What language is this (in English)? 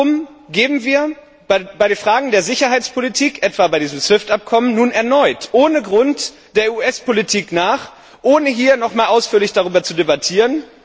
German